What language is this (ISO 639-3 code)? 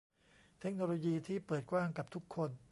tha